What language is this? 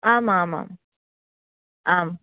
Sanskrit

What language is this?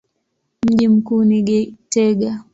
Swahili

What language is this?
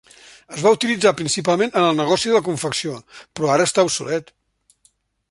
Catalan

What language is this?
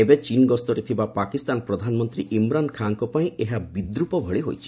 Odia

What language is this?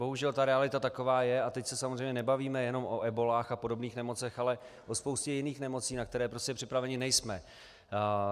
Czech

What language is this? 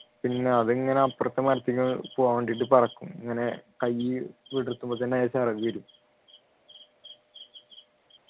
Malayalam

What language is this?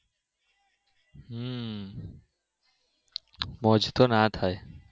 Gujarati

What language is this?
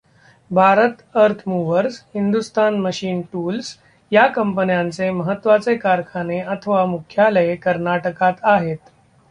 Marathi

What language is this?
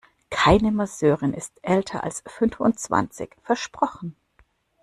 German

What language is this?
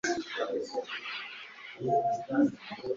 Kinyarwanda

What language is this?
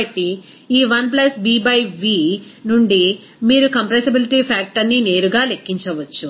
Telugu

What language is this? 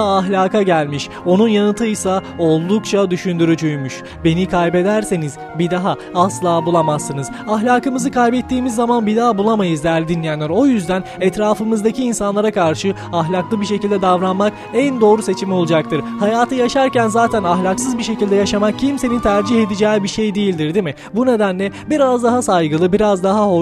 Turkish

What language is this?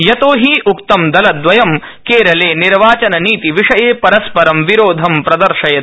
Sanskrit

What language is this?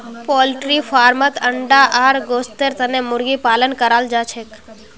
Magahi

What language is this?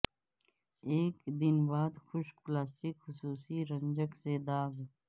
Urdu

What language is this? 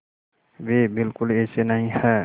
Hindi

